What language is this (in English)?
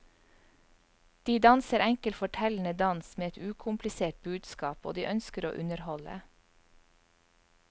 Norwegian